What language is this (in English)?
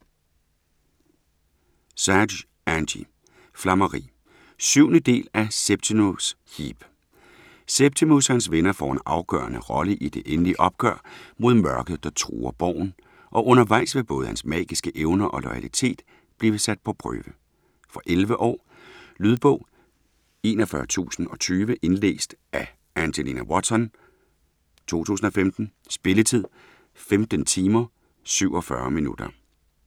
Danish